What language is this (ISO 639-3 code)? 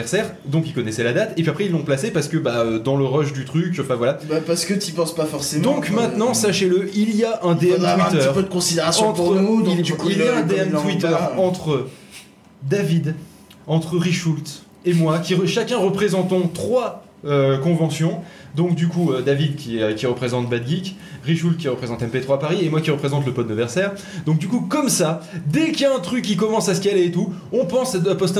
fra